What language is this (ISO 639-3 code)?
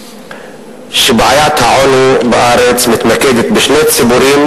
heb